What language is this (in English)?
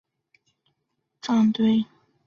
Chinese